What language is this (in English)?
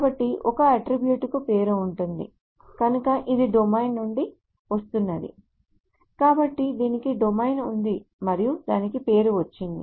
Telugu